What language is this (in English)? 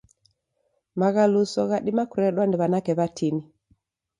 Taita